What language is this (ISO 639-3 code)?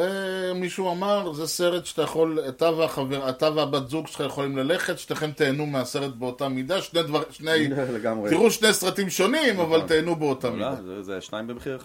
heb